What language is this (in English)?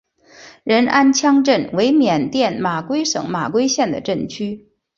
Chinese